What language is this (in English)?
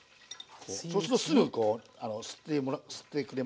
Japanese